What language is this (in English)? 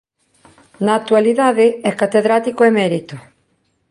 Galician